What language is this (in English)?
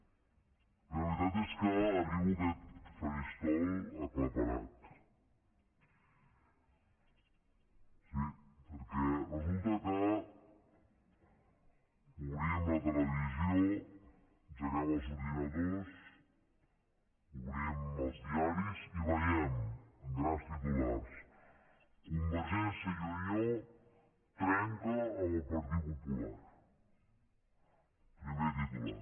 Catalan